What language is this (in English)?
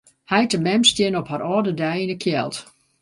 Western Frisian